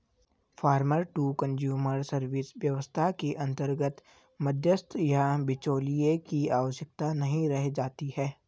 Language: Hindi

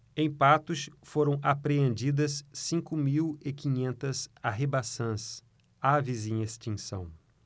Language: Portuguese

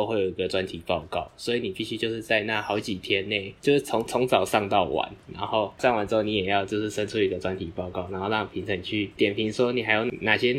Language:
Chinese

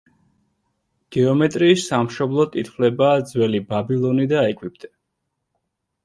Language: Georgian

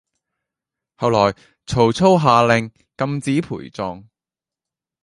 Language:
Cantonese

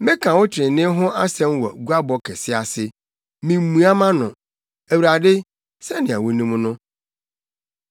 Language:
Akan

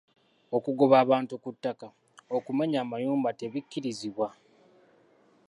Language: Ganda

